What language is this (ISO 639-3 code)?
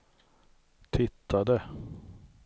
swe